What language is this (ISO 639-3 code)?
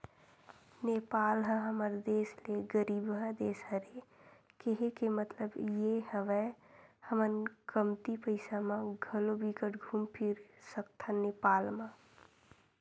hne